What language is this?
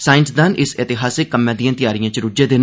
Dogri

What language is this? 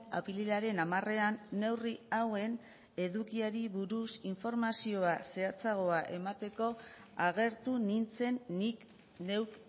Basque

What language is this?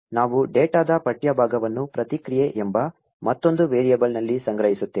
Kannada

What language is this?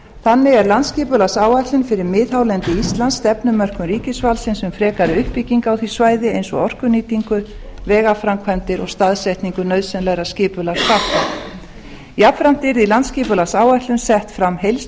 Icelandic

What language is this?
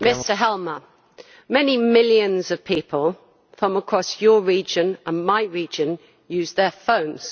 English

